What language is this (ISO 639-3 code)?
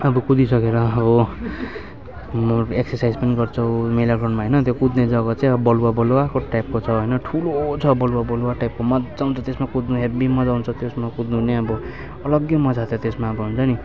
nep